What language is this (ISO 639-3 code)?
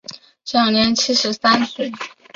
zho